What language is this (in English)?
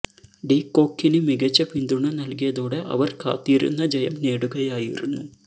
Malayalam